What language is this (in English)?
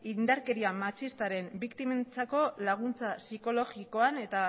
Basque